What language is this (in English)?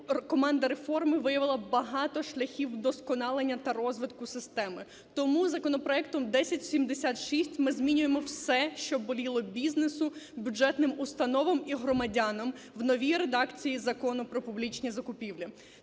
Ukrainian